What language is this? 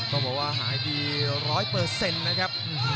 Thai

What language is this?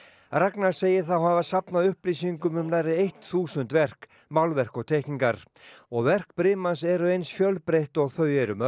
Icelandic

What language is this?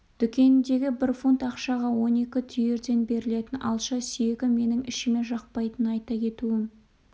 Kazakh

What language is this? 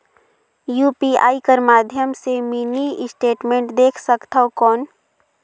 Chhattisgarhi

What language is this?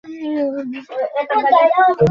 Bangla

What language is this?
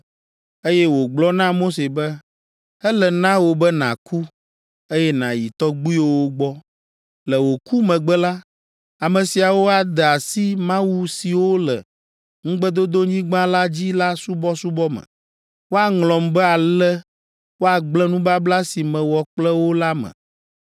Ewe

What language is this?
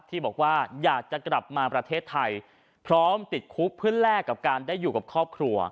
Thai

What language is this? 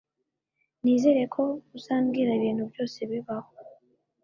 Kinyarwanda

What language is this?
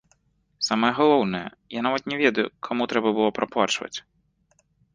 Belarusian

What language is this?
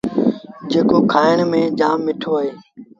Sindhi Bhil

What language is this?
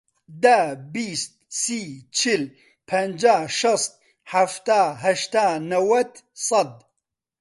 Central Kurdish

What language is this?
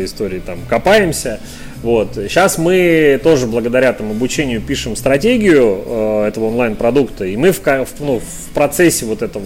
Russian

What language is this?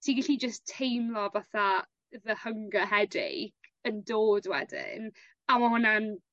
Welsh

